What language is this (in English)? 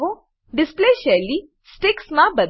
Gujarati